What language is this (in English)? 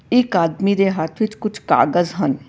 Punjabi